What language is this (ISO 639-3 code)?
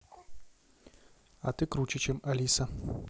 rus